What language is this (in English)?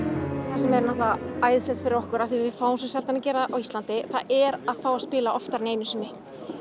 Icelandic